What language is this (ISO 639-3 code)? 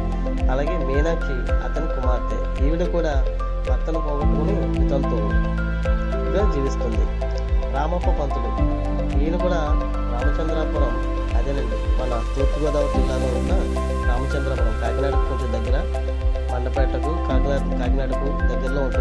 tel